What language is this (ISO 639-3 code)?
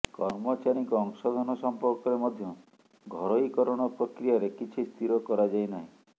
ori